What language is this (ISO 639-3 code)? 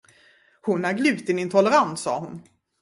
swe